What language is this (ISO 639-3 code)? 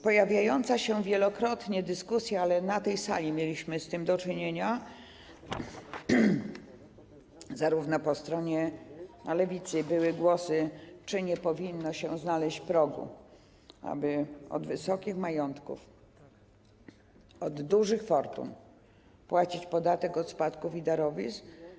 pol